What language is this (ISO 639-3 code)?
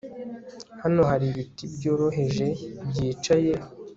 kin